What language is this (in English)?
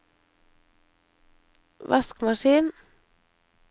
Norwegian